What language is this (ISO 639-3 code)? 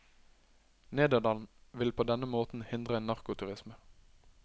nor